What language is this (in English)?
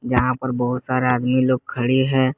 Hindi